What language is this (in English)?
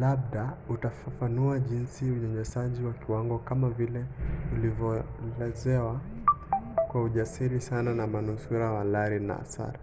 Swahili